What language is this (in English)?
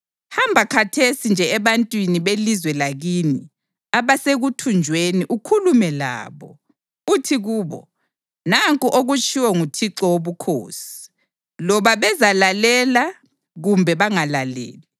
North Ndebele